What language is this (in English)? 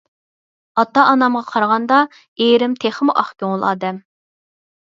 Uyghur